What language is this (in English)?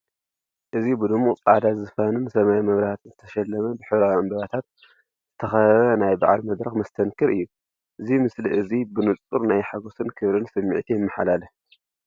Tigrinya